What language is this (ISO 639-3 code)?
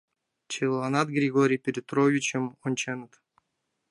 chm